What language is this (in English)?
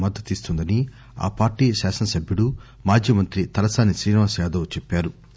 Telugu